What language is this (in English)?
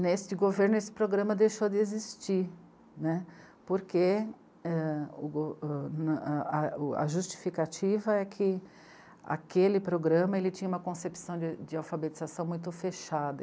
Portuguese